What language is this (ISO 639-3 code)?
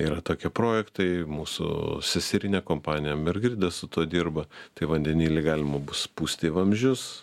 lit